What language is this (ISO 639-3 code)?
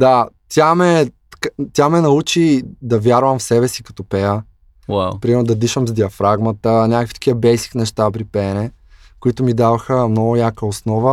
bul